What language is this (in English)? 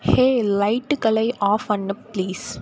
Tamil